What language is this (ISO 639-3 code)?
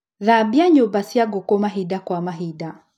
kik